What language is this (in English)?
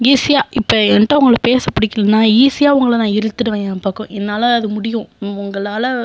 Tamil